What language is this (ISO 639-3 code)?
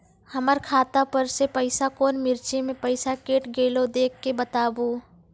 mai